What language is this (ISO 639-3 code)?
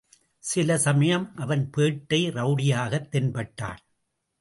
tam